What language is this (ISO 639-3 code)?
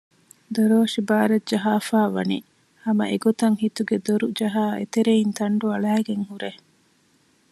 div